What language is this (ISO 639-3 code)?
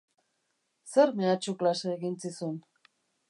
eus